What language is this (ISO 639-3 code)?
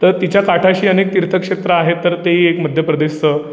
mar